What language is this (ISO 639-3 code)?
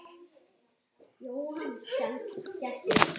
isl